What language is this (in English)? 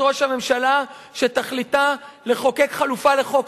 Hebrew